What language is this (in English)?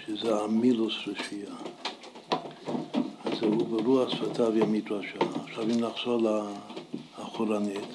Hebrew